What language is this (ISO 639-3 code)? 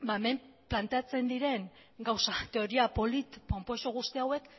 eus